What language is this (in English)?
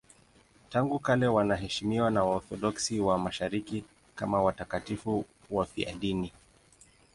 Swahili